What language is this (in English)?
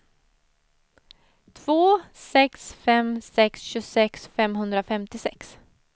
Swedish